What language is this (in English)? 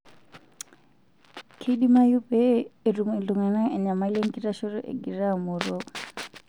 Masai